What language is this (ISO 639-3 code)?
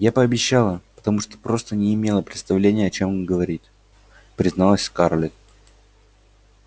rus